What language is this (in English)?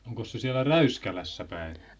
Finnish